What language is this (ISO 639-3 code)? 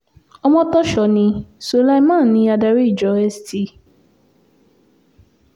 yor